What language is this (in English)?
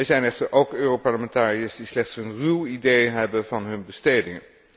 Dutch